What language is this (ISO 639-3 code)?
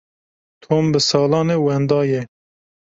kur